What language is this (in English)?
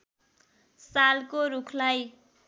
Nepali